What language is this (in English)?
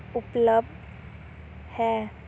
Punjabi